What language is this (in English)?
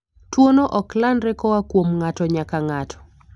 Luo (Kenya and Tanzania)